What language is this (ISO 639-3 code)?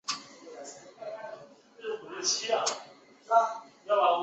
zho